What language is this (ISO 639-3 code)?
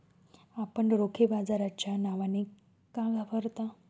mar